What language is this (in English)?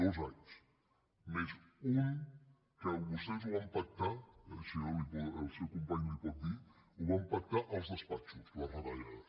Catalan